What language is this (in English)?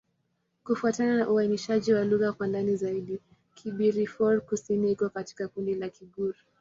Swahili